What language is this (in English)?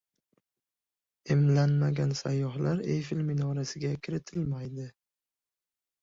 Uzbek